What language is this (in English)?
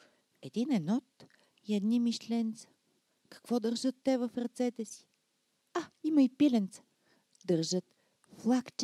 Bulgarian